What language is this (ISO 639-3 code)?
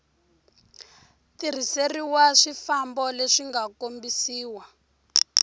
tso